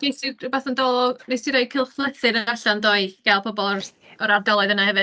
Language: Welsh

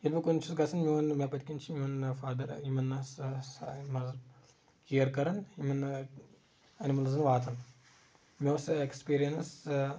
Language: Kashmiri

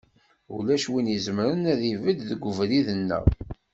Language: Kabyle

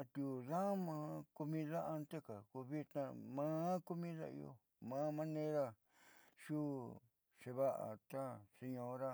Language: Southeastern Nochixtlán Mixtec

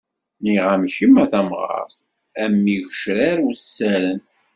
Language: Kabyle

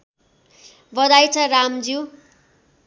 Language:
Nepali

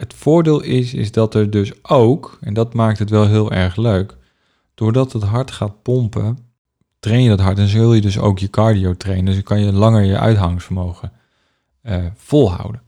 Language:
Dutch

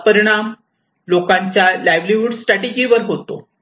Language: Marathi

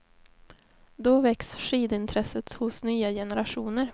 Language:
Swedish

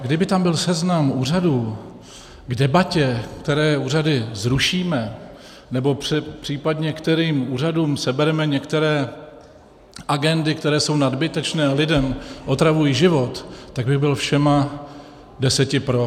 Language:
Czech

